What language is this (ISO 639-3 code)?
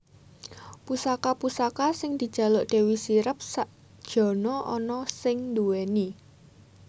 jav